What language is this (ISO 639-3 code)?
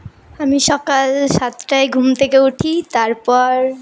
ben